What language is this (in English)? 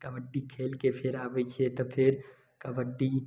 Maithili